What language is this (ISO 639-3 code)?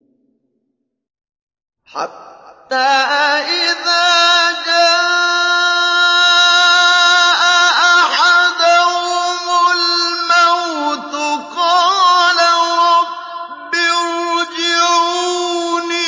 ara